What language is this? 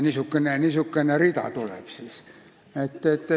Estonian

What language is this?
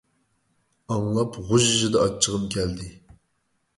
Uyghur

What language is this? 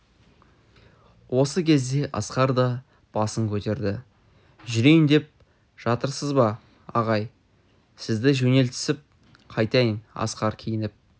Kazakh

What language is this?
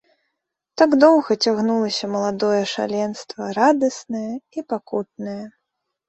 Belarusian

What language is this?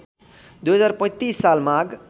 Nepali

